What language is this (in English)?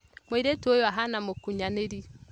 Kikuyu